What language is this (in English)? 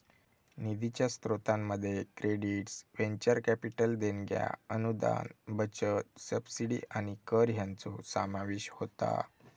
Marathi